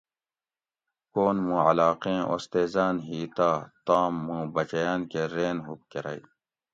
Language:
Gawri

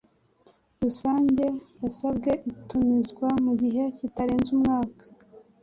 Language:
Kinyarwanda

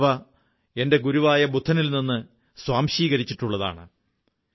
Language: Malayalam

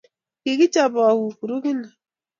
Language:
Kalenjin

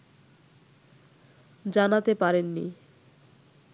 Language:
Bangla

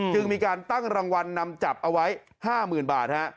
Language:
Thai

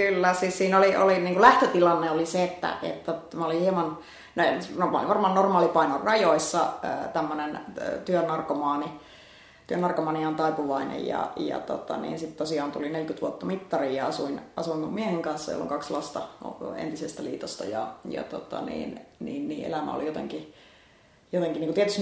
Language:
Finnish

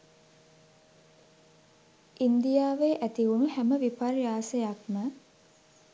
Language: Sinhala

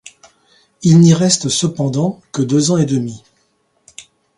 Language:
French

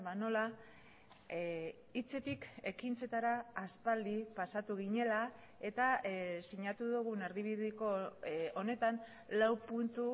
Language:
Basque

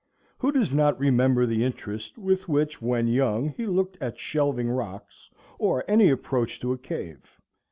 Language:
English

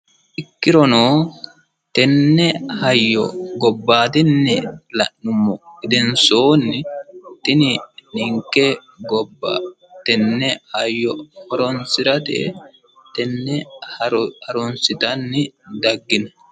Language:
Sidamo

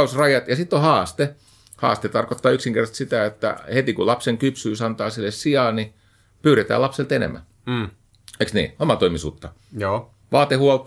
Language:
Finnish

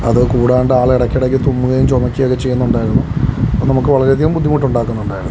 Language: Malayalam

